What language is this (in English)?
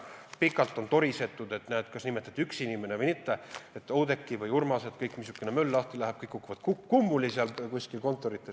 Estonian